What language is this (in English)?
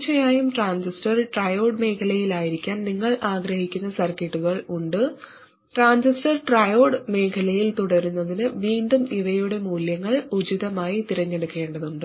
Malayalam